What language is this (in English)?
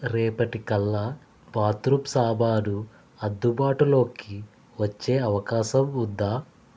Telugu